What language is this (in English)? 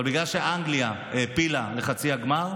Hebrew